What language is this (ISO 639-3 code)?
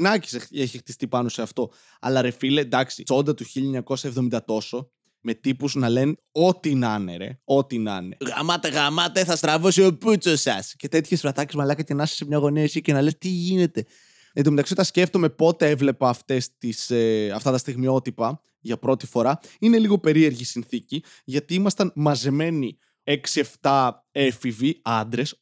ell